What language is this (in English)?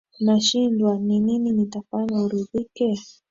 Swahili